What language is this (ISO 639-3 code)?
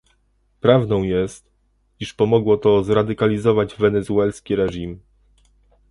pol